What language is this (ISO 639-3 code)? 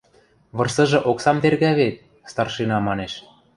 mrj